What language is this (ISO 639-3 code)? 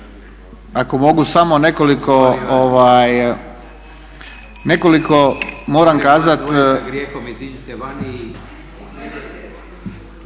hrv